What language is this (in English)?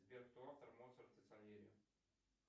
Russian